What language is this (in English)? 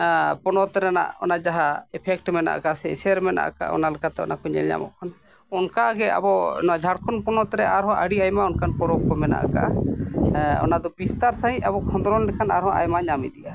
Santali